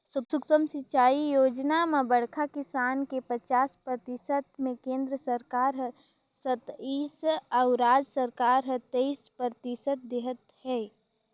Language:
Chhattisgarhi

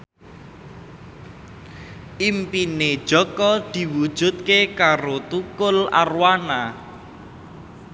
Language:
Javanese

